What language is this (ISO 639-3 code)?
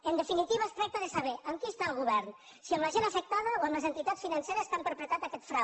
cat